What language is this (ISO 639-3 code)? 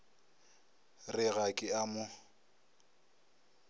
nso